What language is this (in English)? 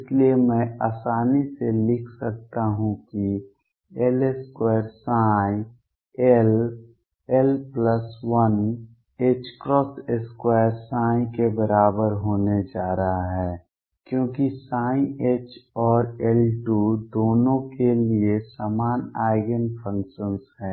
Hindi